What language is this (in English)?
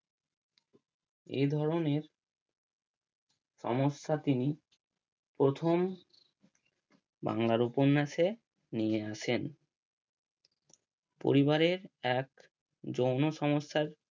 Bangla